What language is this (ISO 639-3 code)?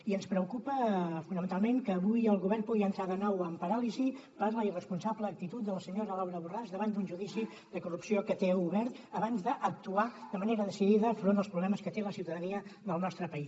cat